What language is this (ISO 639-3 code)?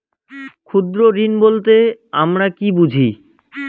ben